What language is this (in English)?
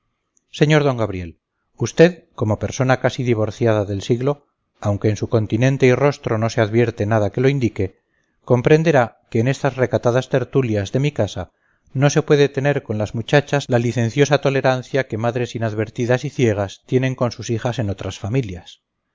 Spanish